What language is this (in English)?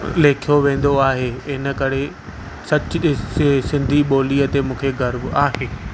Sindhi